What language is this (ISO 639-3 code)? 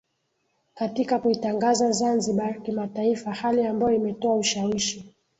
swa